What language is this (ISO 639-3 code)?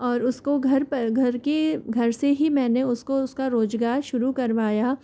hin